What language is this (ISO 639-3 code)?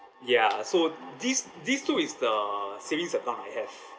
eng